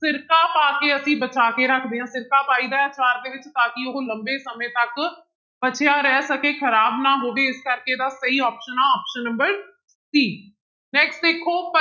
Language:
Punjabi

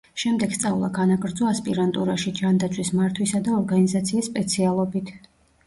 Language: Georgian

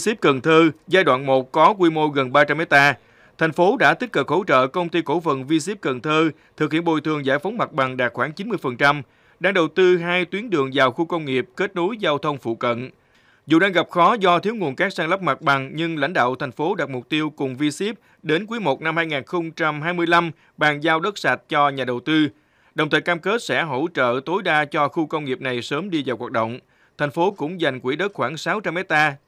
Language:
Vietnamese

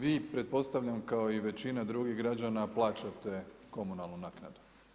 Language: Croatian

